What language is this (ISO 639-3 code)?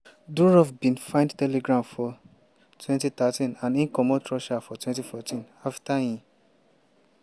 pcm